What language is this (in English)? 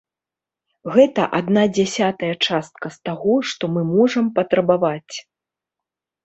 Belarusian